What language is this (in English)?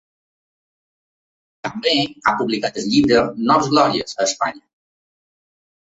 Catalan